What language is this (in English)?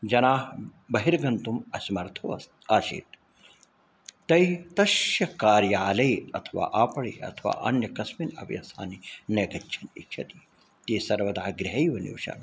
Sanskrit